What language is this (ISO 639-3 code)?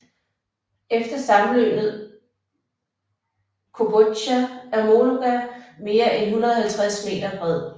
dan